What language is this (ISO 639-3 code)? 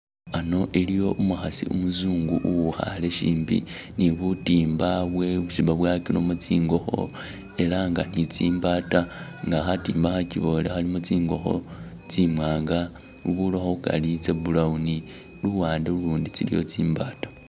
myx